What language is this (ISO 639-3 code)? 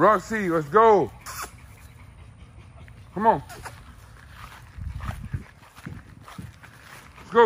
eng